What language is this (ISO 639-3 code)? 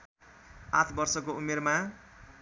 nep